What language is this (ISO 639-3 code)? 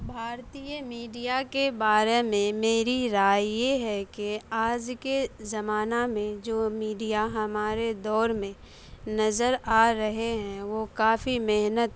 urd